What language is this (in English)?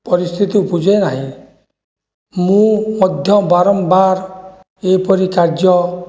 Odia